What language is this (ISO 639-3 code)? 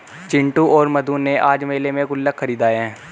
hin